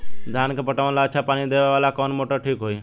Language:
Bhojpuri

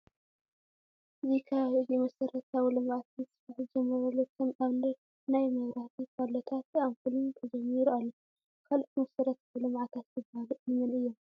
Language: Tigrinya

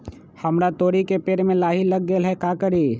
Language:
Magahi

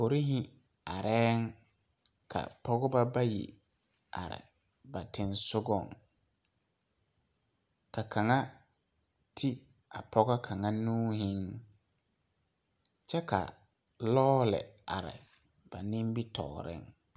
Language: Southern Dagaare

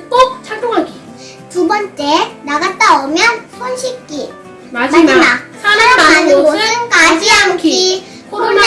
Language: Korean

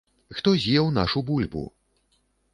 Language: Belarusian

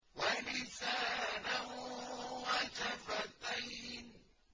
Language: Arabic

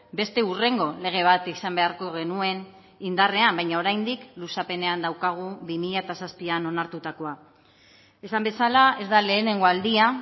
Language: Basque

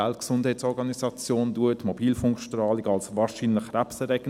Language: Swiss German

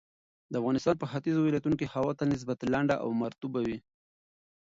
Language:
Pashto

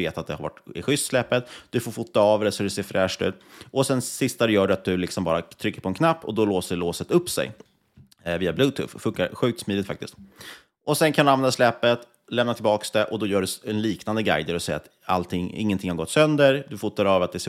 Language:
Swedish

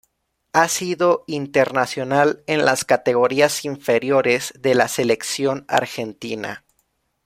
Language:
Spanish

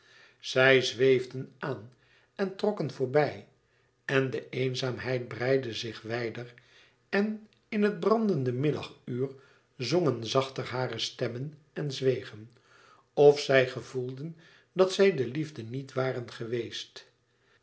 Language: Dutch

